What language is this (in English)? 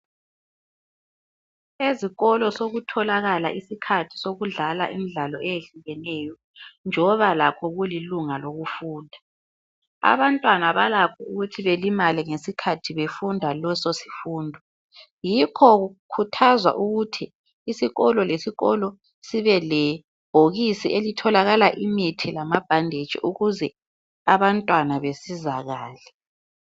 North Ndebele